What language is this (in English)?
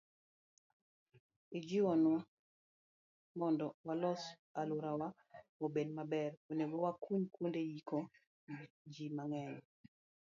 Luo (Kenya and Tanzania)